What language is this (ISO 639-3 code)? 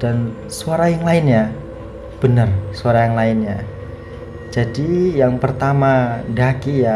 ind